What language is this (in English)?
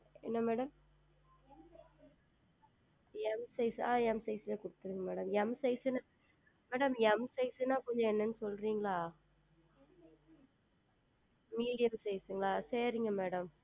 Tamil